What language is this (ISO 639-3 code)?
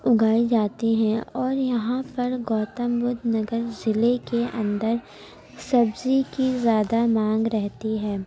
urd